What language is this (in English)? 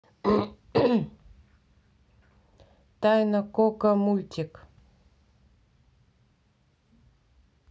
Russian